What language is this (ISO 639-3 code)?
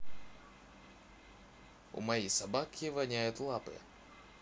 rus